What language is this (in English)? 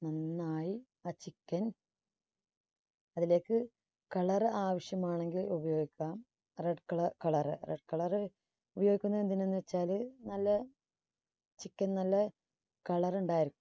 Malayalam